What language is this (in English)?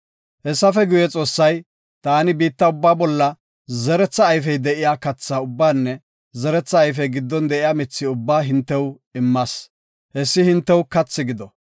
Gofa